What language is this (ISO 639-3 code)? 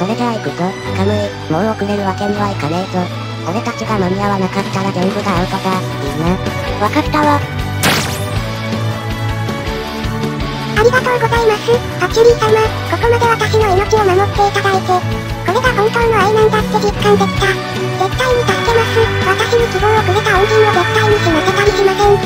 jpn